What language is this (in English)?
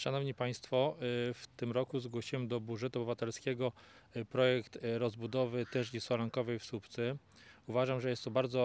Polish